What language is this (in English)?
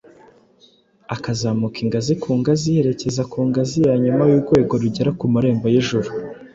Kinyarwanda